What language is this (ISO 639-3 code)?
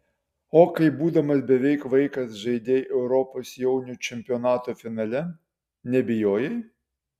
lit